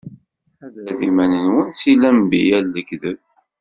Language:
Kabyle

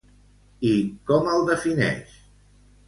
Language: Catalan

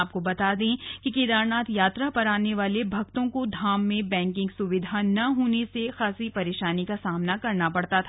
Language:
Hindi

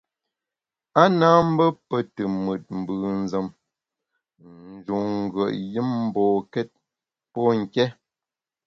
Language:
Bamun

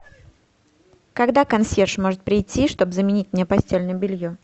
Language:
Russian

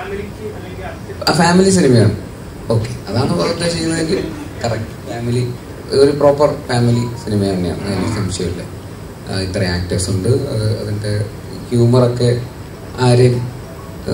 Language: Malayalam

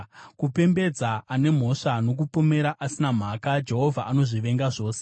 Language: Shona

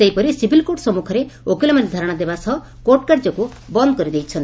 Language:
Odia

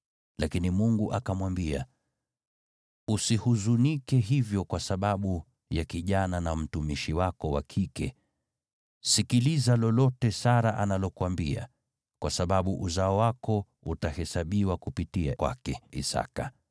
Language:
Swahili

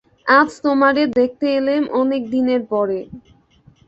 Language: Bangla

